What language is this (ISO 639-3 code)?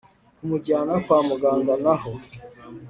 kin